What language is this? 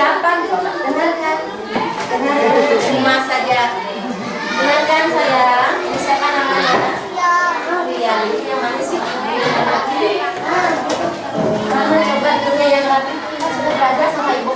Indonesian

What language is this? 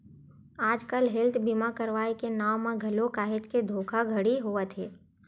Chhattisgarhi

